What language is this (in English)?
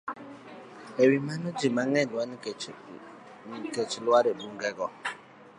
Luo (Kenya and Tanzania)